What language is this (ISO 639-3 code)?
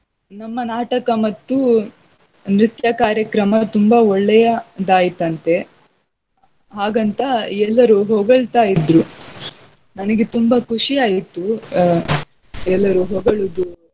kan